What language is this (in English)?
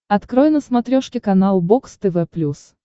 Russian